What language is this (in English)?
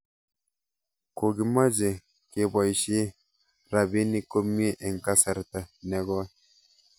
Kalenjin